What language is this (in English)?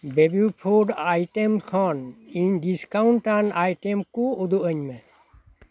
Santali